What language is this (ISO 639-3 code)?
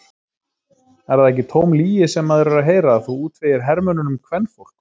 isl